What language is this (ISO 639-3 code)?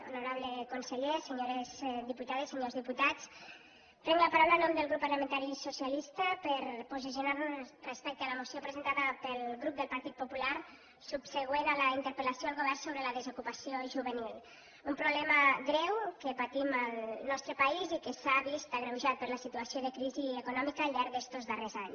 cat